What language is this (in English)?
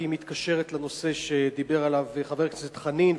Hebrew